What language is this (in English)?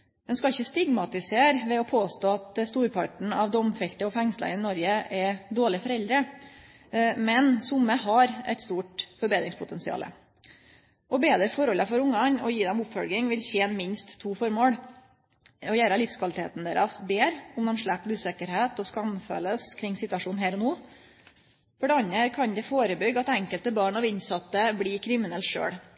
Norwegian Nynorsk